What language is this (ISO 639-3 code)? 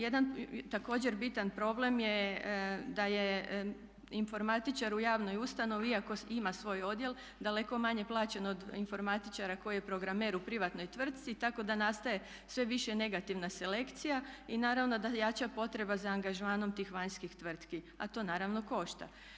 hrv